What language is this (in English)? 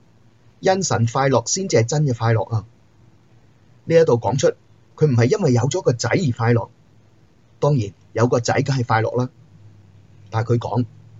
Chinese